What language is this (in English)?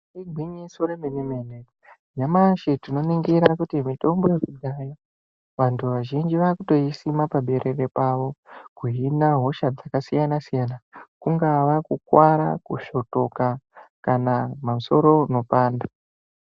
Ndau